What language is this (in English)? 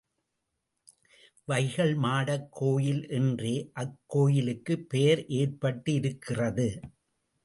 Tamil